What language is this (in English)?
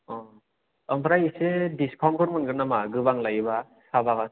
Bodo